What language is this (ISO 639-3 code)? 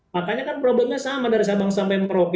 ind